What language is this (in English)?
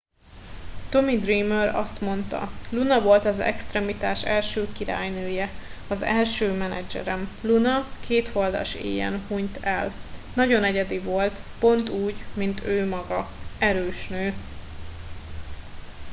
Hungarian